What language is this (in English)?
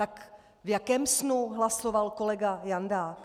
Czech